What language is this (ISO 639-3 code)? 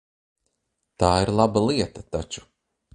lav